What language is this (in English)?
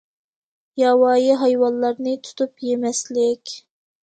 Uyghur